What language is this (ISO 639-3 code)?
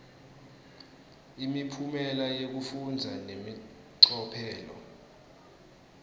ssw